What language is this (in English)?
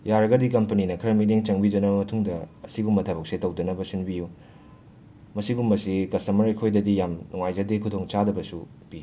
Manipuri